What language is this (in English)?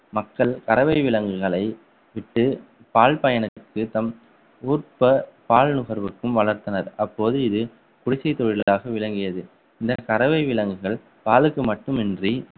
Tamil